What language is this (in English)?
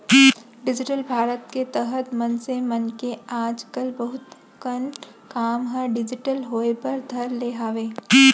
Chhattisgarhi